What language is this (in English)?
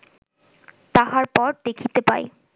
Bangla